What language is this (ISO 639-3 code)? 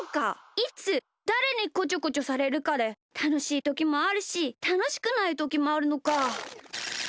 jpn